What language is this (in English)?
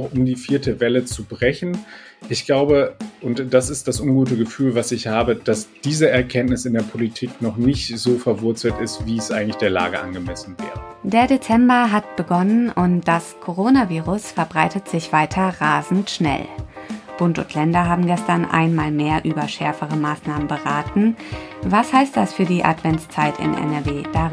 German